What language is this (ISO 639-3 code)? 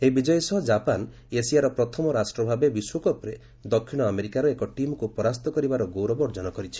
ori